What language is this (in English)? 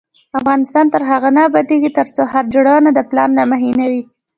Pashto